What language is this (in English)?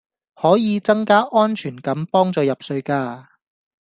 Cantonese